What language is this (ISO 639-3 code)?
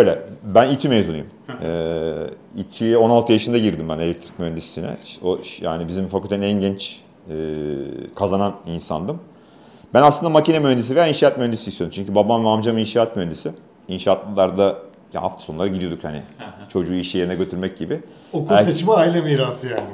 tur